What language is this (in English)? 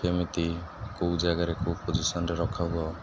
Odia